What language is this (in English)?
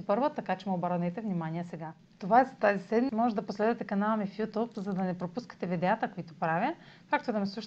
Bulgarian